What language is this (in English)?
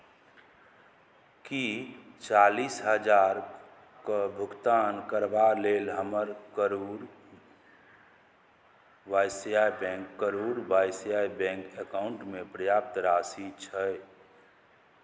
Maithili